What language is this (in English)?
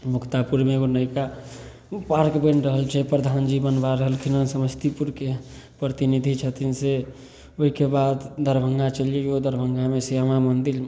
Maithili